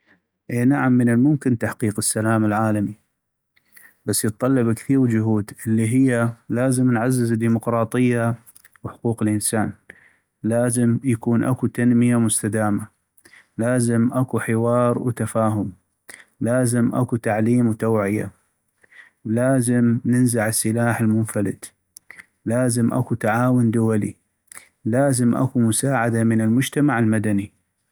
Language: North Mesopotamian Arabic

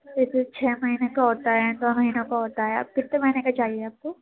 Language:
Urdu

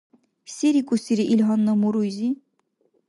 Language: Dargwa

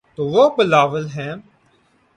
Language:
Urdu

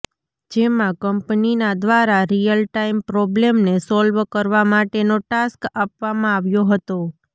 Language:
Gujarati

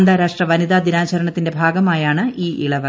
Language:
Malayalam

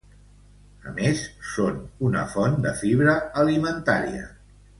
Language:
Catalan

